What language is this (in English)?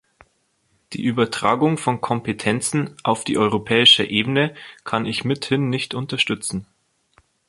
German